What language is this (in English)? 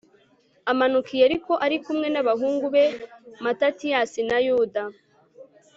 Kinyarwanda